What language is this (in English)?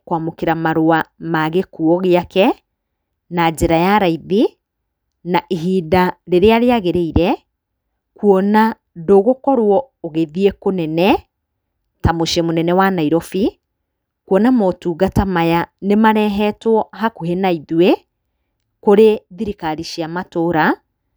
Kikuyu